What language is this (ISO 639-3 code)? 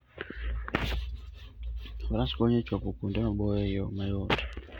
luo